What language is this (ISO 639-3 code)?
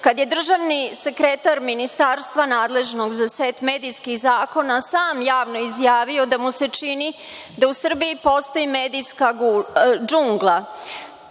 srp